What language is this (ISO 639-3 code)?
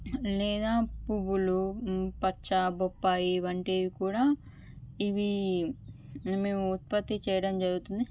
tel